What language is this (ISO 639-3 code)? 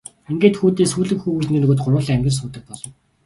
mon